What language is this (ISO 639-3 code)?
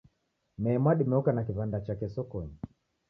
dav